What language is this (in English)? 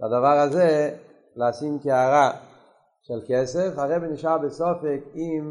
Hebrew